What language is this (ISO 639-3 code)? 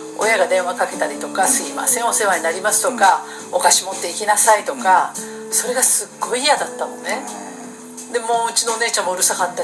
jpn